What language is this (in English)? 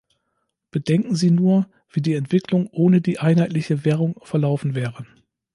German